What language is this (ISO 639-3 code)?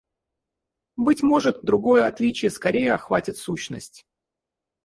rus